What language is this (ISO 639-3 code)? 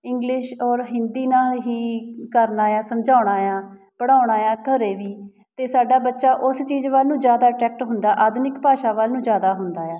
pan